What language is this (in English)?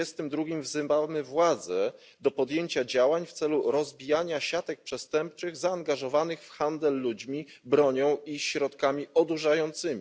Polish